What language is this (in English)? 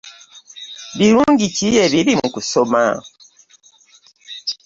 Ganda